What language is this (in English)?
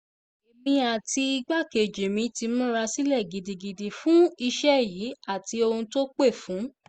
Yoruba